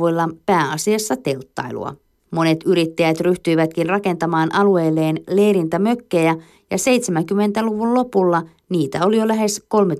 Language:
Finnish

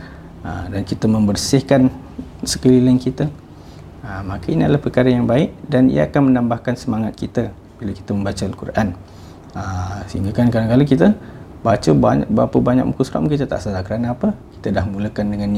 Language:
Malay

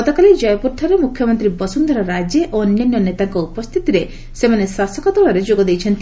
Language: Odia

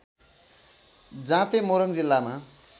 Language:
Nepali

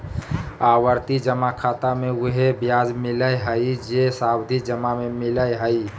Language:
Magahi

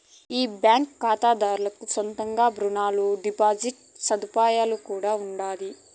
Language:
Telugu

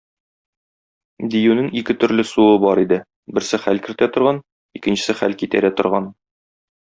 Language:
Tatar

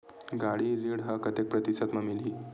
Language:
Chhattisgarhi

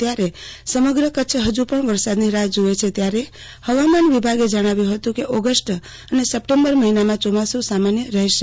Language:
Gujarati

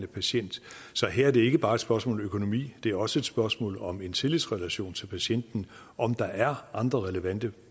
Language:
Danish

